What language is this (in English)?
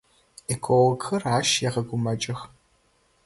Adyghe